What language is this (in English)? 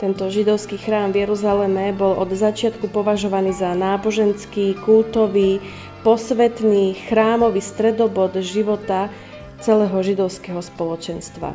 Slovak